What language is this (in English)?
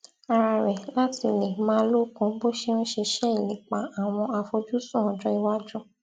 Yoruba